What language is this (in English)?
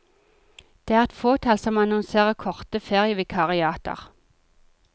Norwegian